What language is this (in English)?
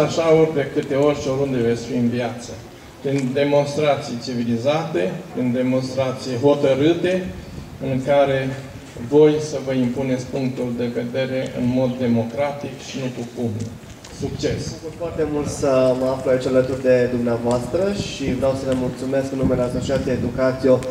Romanian